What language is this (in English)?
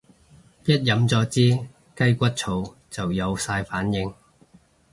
Cantonese